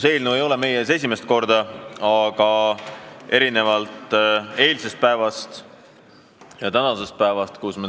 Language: Estonian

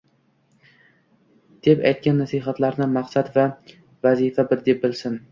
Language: Uzbek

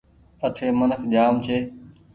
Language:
Goaria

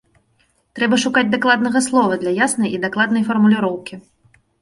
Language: Belarusian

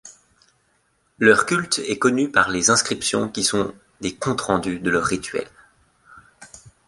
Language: French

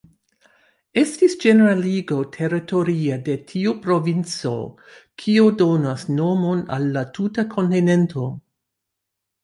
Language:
Esperanto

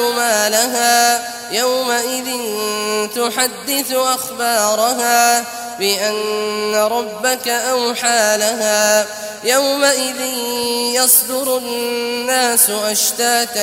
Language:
Arabic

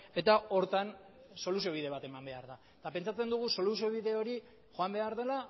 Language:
Basque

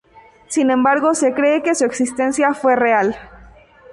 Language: Spanish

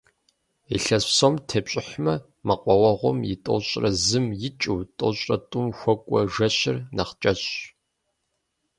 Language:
Kabardian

